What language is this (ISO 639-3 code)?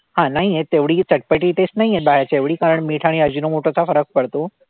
mar